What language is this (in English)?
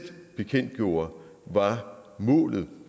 Danish